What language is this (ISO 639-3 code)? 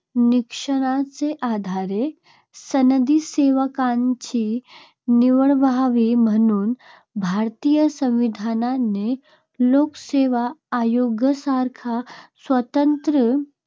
mar